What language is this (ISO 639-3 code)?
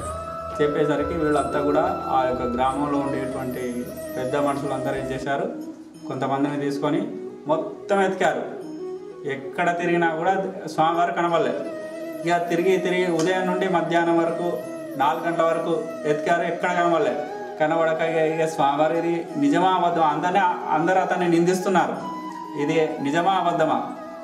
tel